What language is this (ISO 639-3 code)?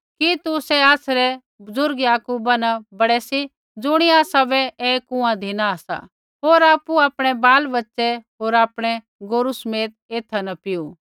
kfx